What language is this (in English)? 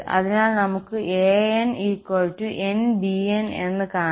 Malayalam